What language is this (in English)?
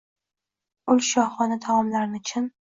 Uzbek